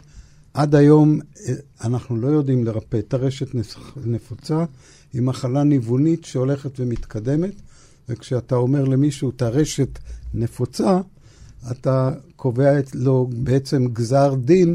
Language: Hebrew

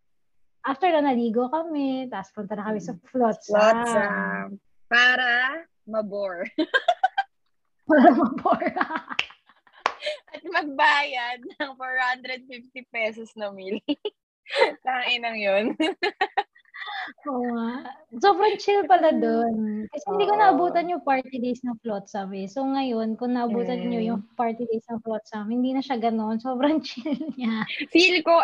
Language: Filipino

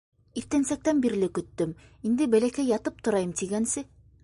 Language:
Bashkir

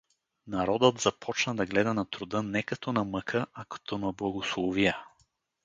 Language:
Bulgarian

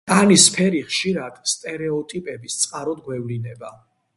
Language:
Georgian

